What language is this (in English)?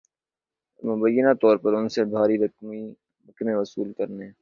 Urdu